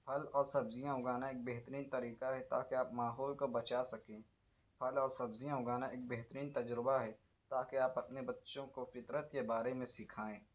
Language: Urdu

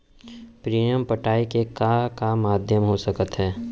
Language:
Chhattisgarhi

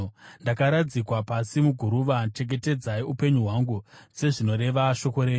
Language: Shona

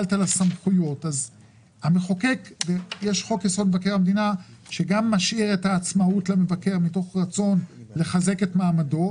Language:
Hebrew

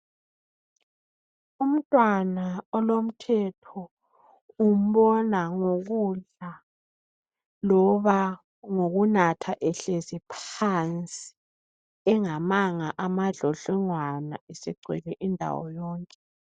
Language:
North Ndebele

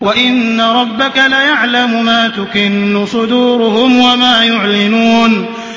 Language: Arabic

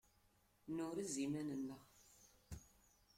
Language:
Kabyle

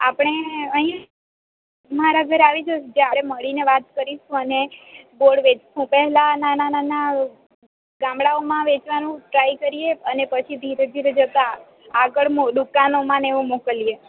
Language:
Gujarati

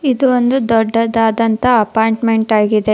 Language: Kannada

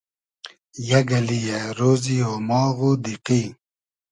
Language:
Hazaragi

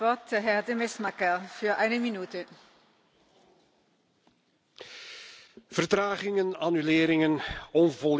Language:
Dutch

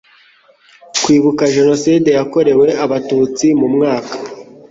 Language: Kinyarwanda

